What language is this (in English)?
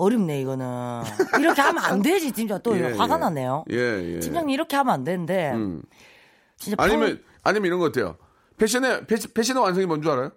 Korean